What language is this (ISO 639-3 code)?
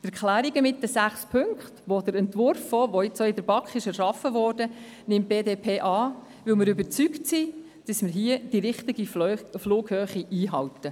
gsw